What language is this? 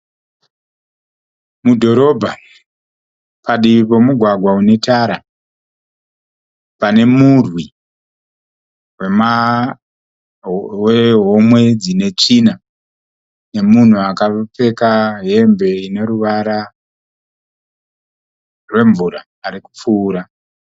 Shona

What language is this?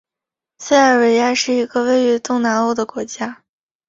Chinese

